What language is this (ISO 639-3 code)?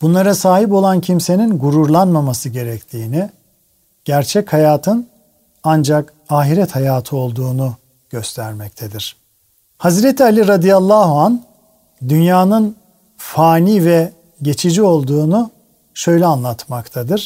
tur